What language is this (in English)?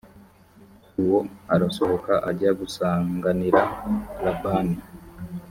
Kinyarwanda